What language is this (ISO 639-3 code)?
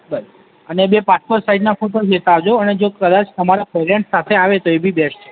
guj